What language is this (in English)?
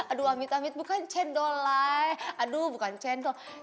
Indonesian